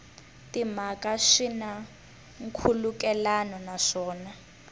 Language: Tsonga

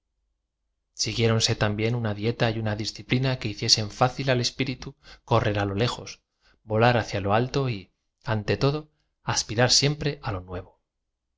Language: Spanish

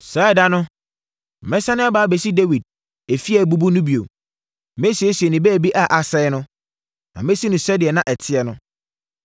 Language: Akan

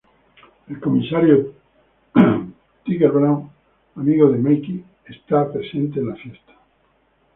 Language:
Spanish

